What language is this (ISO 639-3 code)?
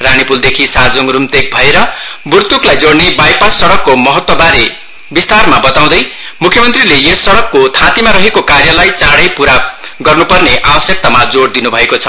nep